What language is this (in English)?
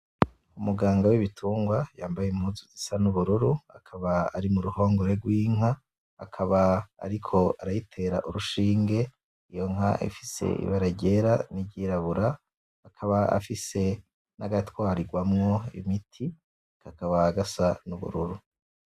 Rundi